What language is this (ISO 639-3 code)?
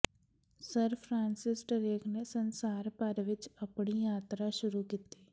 pan